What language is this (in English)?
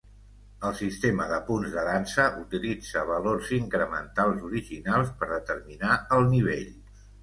Catalan